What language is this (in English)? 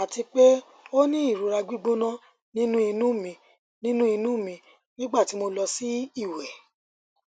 Yoruba